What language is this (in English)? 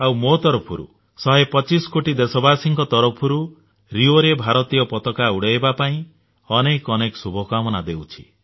Odia